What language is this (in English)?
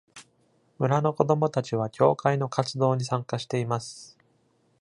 Japanese